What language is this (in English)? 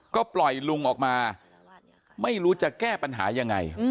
Thai